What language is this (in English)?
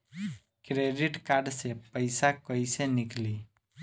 Bhojpuri